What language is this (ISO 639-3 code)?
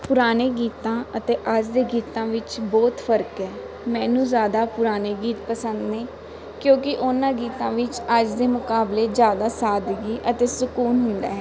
pan